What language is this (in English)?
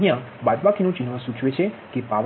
Gujarati